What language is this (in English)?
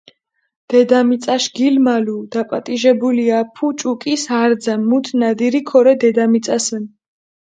Mingrelian